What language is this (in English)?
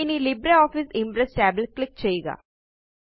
Malayalam